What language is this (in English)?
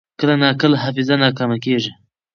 Pashto